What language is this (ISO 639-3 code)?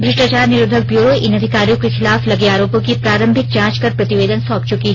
hin